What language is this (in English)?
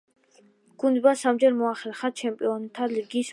Georgian